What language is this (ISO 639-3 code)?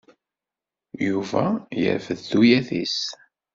kab